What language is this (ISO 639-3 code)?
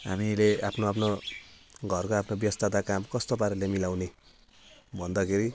nep